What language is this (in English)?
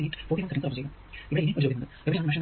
Malayalam